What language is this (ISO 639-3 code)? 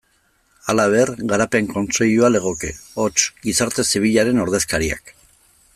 eus